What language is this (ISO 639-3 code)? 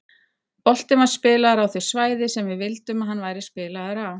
isl